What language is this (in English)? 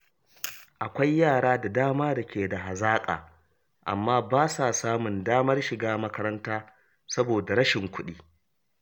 Hausa